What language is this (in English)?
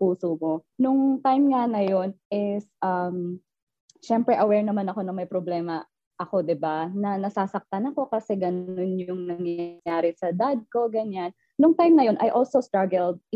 Filipino